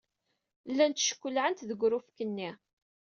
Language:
Kabyle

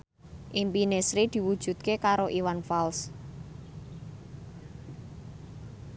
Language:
Javanese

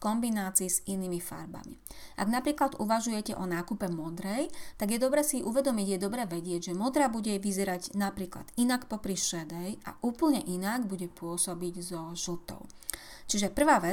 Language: Slovak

